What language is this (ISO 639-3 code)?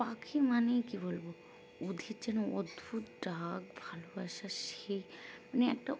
ben